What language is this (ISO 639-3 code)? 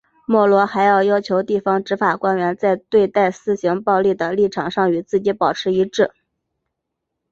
zho